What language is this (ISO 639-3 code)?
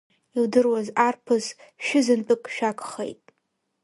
abk